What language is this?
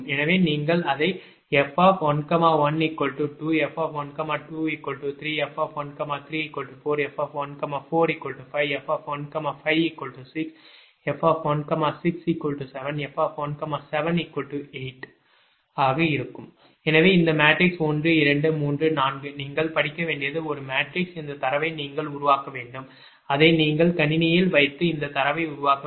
Tamil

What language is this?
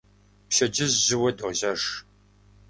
Kabardian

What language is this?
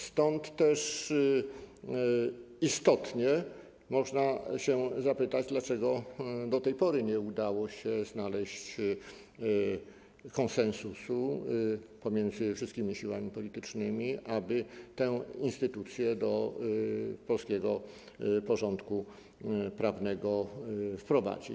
Polish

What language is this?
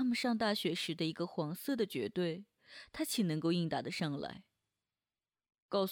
Chinese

